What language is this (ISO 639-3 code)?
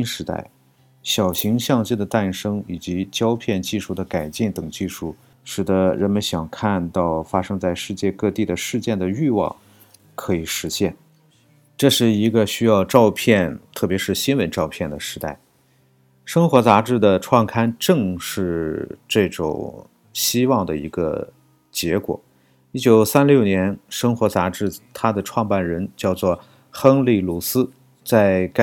zho